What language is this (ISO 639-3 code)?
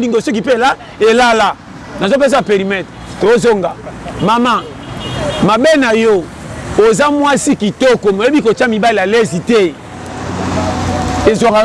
fra